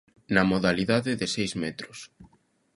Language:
Galician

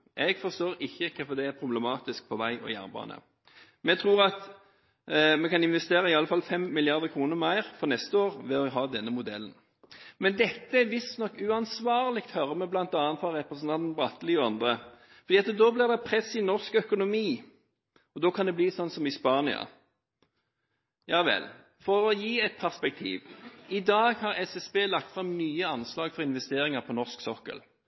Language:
Norwegian Bokmål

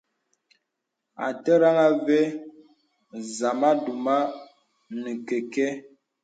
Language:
Bebele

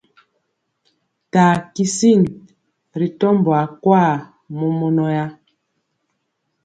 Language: Mpiemo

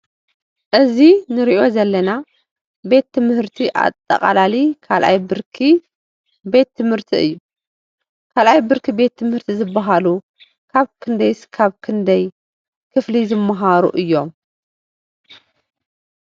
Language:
Tigrinya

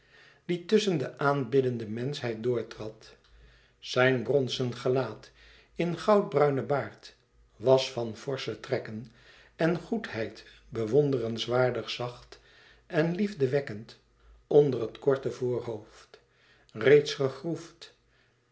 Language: Dutch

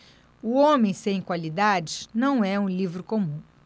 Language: Portuguese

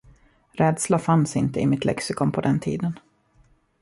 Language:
Swedish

